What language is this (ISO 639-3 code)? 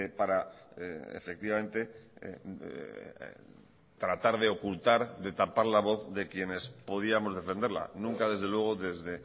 spa